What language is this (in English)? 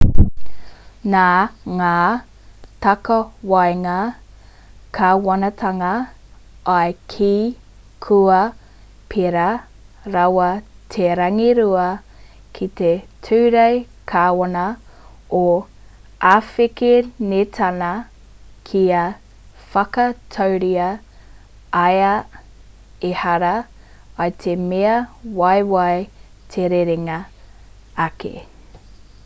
Māori